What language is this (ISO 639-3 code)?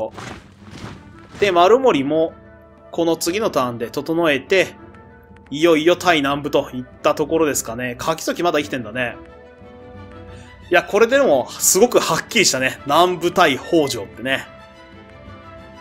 jpn